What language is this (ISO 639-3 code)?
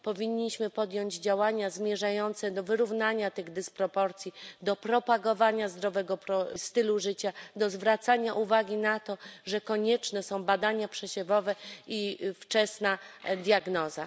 pol